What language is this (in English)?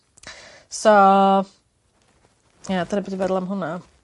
Welsh